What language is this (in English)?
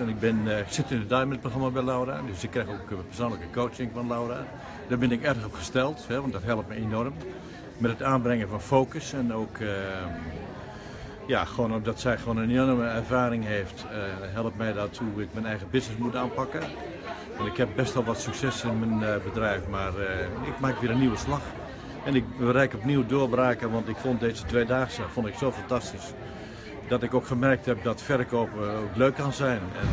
Dutch